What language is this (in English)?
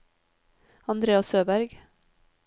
Norwegian